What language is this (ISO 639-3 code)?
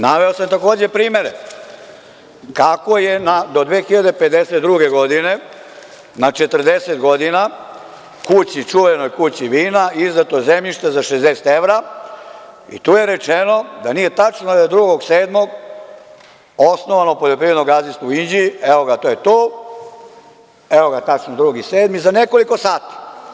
srp